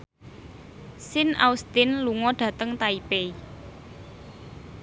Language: Javanese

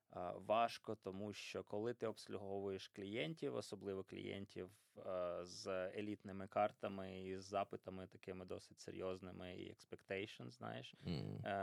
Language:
Ukrainian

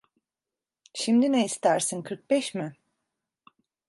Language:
Turkish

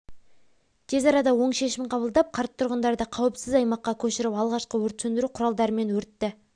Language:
Kazakh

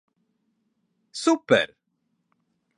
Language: Latvian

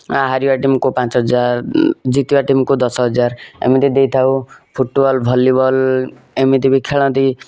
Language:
Odia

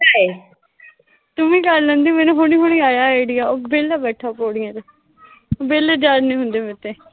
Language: Punjabi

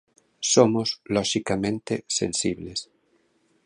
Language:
Galician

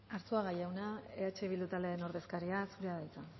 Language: Basque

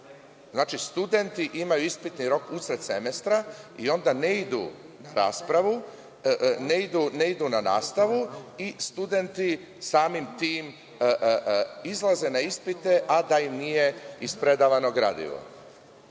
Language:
Serbian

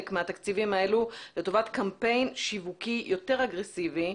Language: Hebrew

